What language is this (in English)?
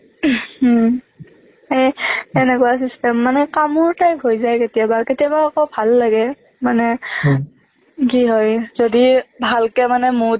Assamese